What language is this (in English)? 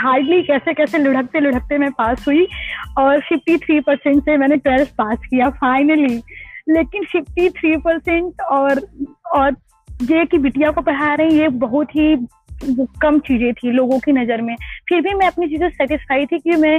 Hindi